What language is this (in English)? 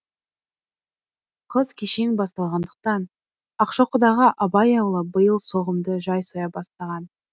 Kazakh